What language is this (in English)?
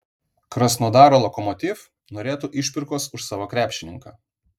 Lithuanian